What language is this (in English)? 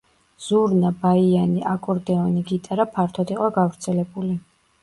Georgian